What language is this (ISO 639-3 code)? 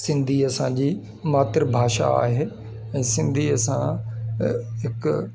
snd